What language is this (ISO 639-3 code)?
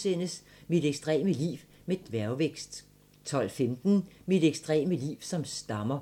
dan